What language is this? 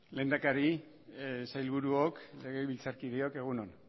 Basque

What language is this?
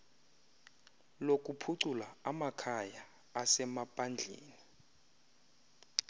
Xhosa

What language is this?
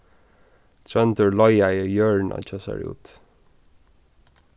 Faroese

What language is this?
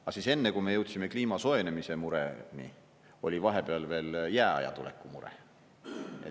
Estonian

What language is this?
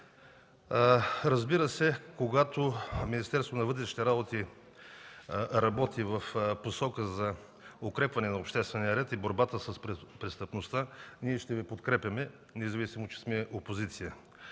Bulgarian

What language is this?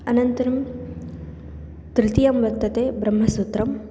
Sanskrit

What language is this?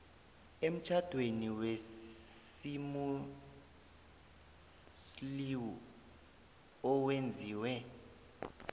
South Ndebele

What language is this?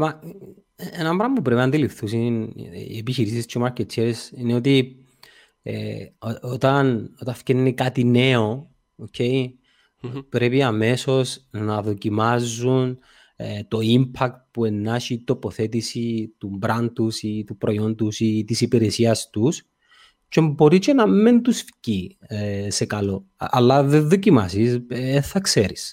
Greek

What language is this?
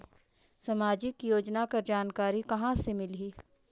Chhattisgarhi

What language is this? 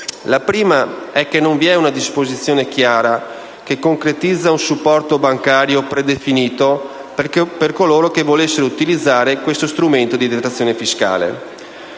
Italian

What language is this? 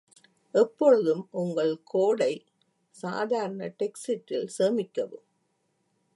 Tamil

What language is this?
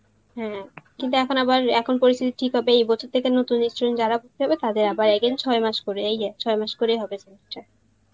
Bangla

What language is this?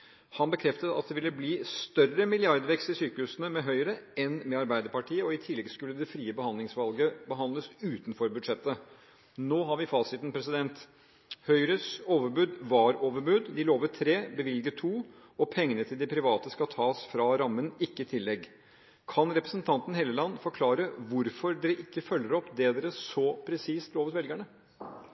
Norwegian Bokmål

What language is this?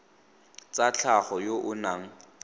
Tswana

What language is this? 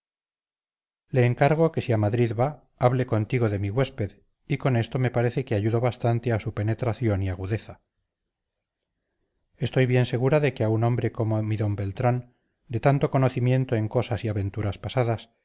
Spanish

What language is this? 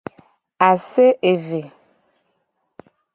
Gen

